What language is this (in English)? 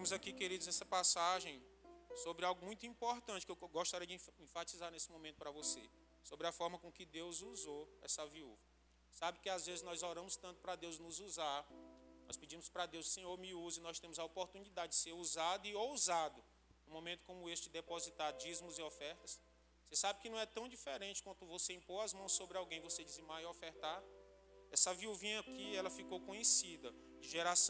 Portuguese